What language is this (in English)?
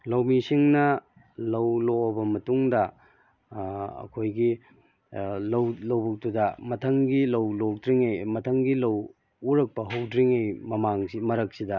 Manipuri